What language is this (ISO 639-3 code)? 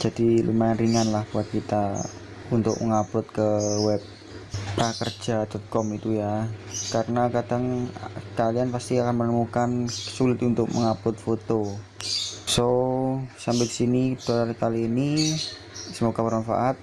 ind